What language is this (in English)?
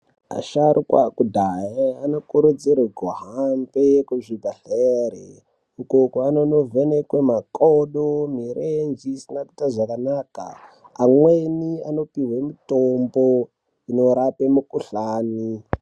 Ndau